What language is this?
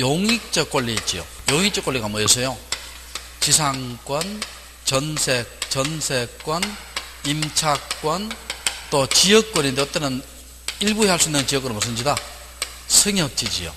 Korean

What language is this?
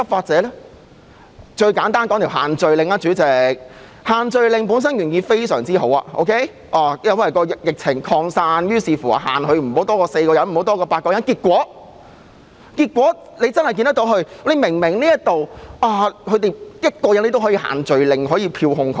Cantonese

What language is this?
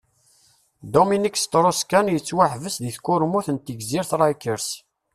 Kabyle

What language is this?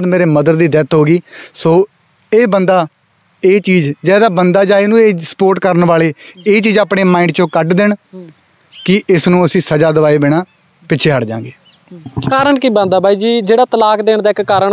Punjabi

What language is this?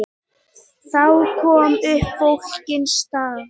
Icelandic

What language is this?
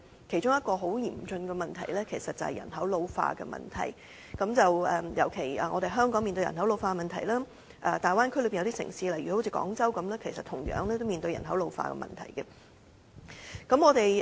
Cantonese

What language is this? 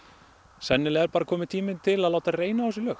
Icelandic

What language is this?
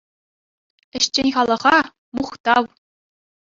Chuvash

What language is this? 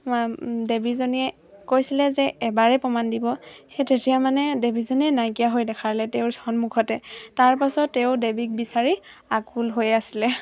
Assamese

